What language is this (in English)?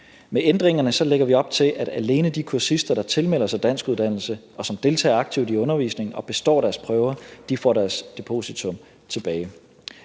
Danish